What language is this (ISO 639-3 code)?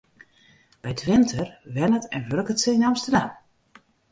fry